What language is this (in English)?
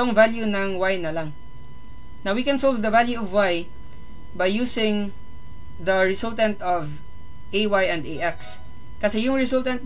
Filipino